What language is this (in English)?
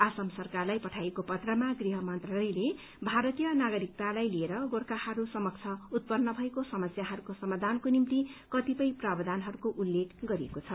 Nepali